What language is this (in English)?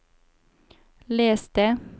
Norwegian